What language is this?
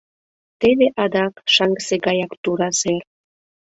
Mari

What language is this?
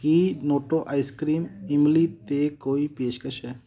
Punjabi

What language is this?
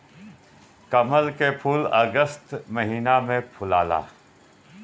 Bhojpuri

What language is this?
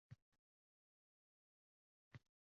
Uzbek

